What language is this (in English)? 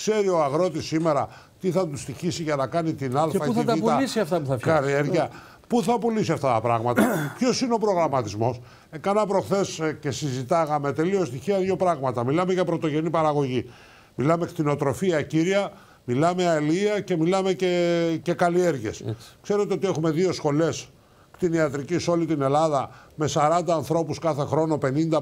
Greek